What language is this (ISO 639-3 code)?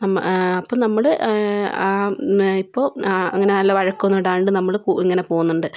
mal